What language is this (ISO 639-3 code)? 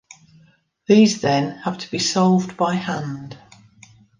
eng